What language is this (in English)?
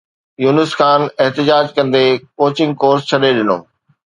Sindhi